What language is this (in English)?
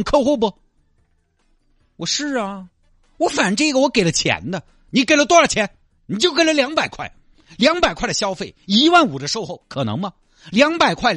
Chinese